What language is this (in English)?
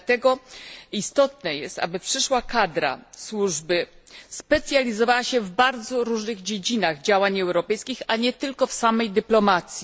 Polish